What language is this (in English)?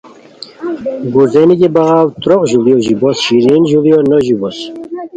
Khowar